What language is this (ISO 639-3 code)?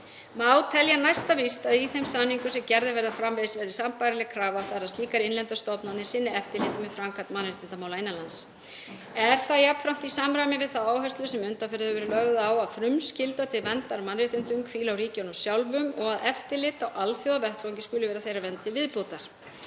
isl